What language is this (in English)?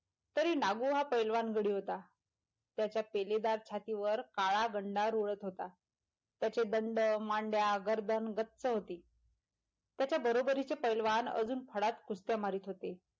Marathi